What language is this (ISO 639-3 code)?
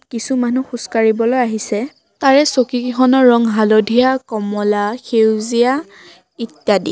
asm